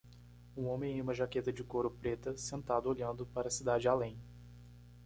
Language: Portuguese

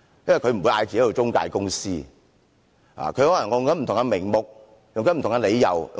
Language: Cantonese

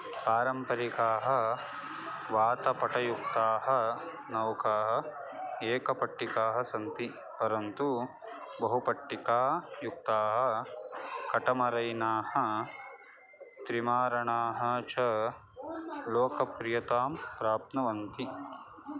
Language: Sanskrit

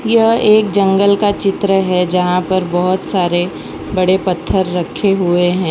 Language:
Hindi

